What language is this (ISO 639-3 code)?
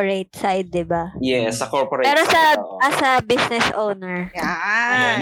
fil